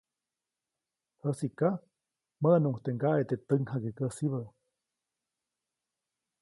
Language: Copainalá Zoque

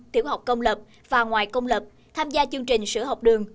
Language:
Vietnamese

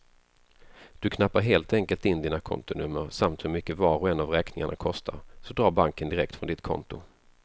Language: Swedish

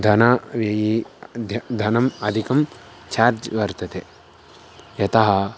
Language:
Sanskrit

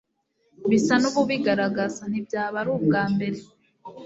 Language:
Kinyarwanda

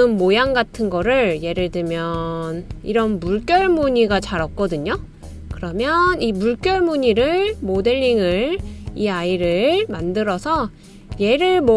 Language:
Korean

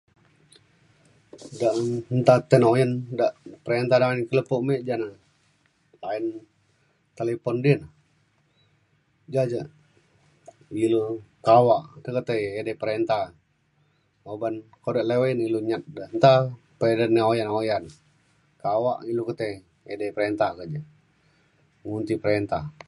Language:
Mainstream Kenyah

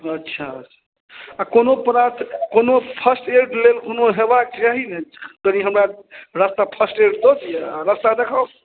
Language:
Maithili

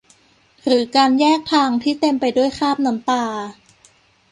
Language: Thai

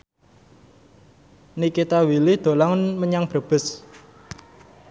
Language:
Javanese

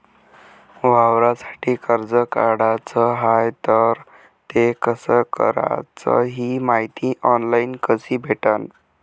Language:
Marathi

